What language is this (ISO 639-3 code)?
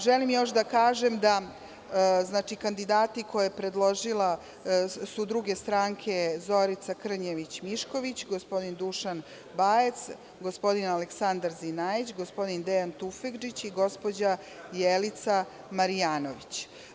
srp